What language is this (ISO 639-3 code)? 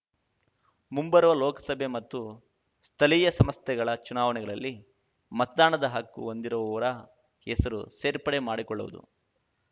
kan